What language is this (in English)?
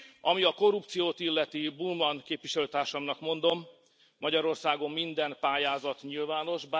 Hungarian